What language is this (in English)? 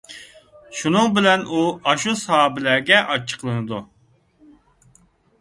Uyghur